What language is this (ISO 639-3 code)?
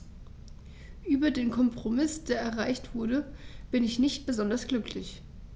deu